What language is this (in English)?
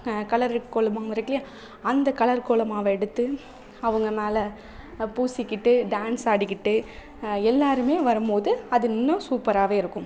Tamil